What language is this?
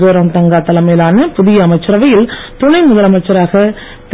Tamil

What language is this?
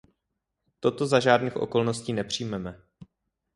Czech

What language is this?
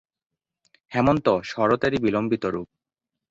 Bangla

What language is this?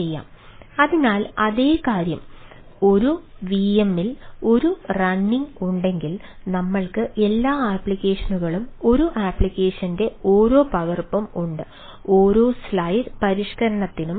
Malayalam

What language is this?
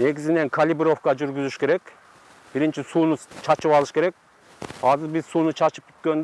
Turkish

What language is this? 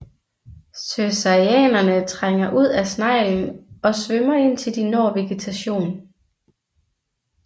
Danish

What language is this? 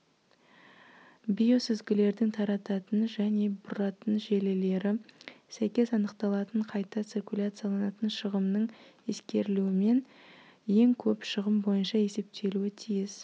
Kazakh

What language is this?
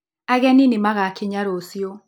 Kikuyu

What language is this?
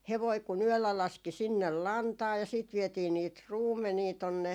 Finnish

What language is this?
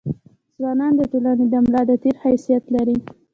Pashto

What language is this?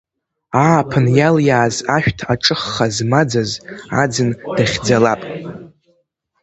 Abkhazian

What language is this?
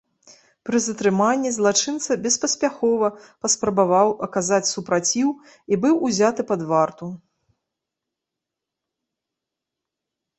Belarusian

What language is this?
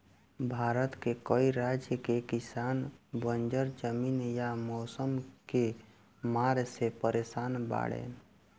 Bhojpuri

